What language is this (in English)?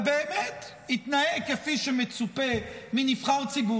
Hebrew